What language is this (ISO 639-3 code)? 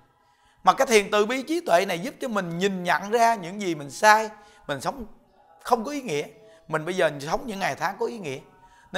vie